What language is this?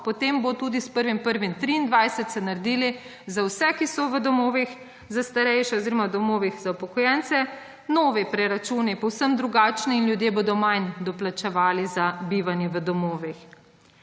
Slovenian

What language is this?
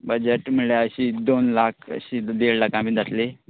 Konkani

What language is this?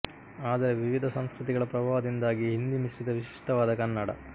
Kannada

